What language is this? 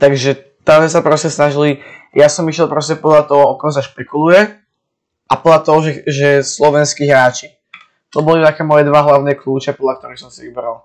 Slovak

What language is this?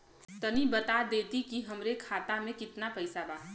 Bhojpuri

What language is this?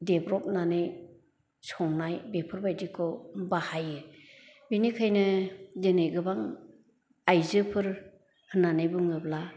Bodo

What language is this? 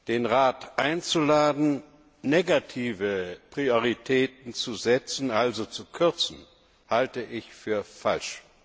German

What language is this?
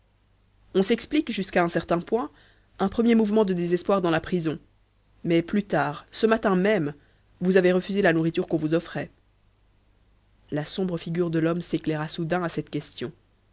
French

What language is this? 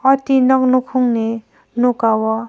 Kok Borok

